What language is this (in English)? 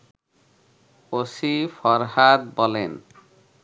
Bangla